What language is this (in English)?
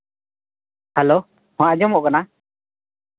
Santali